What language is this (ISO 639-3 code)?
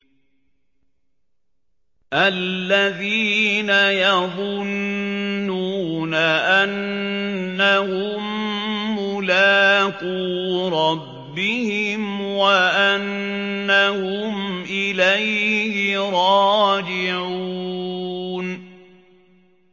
ara